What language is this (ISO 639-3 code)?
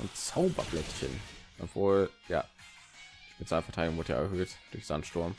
deu